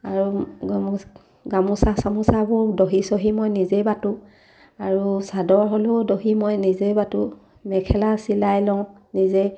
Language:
Assamese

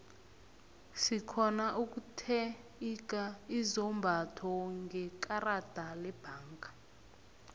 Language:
South Ndebele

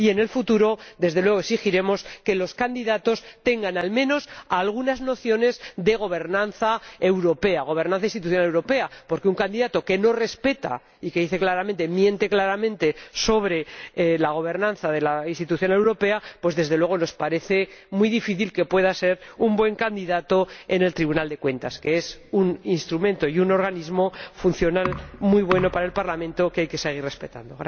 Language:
Spanish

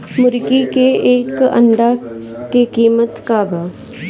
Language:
Bhojpuri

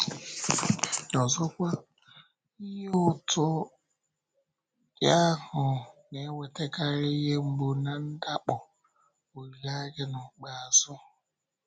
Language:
Igbo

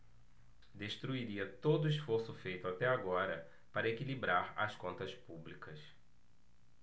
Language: Portuguese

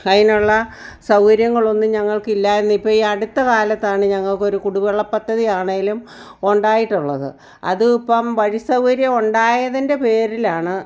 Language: Malayalam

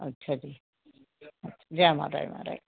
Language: Dogri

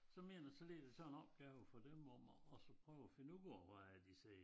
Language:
Danish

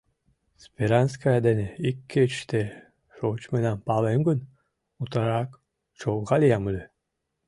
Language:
Mari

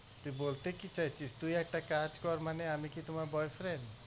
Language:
Bangla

